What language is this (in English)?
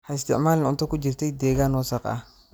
Somali